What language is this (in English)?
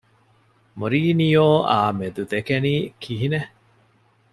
Divehi